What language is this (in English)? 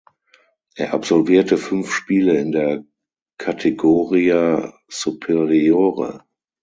German